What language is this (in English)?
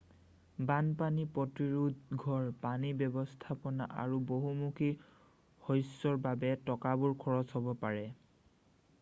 Assamese